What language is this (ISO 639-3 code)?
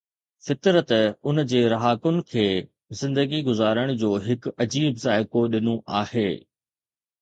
snd